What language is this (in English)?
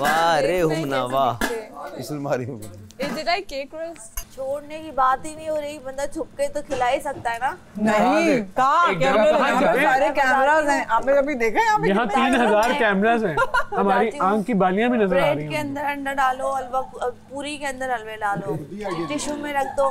Hindi